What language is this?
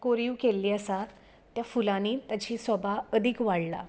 Konkani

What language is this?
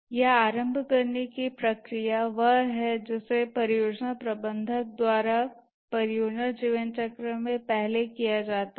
Hindi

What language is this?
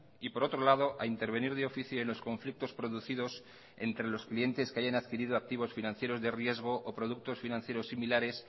Spanish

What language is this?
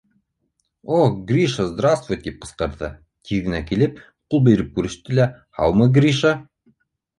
Bashkir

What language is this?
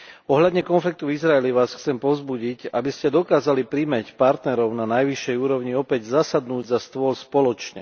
Slovak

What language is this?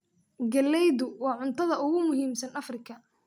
Somali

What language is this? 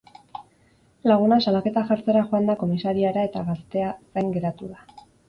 Basque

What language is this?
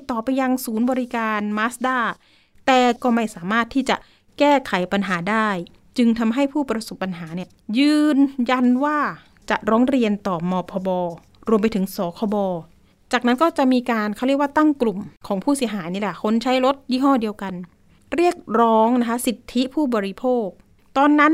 Thai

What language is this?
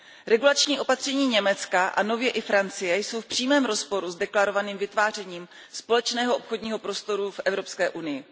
Czech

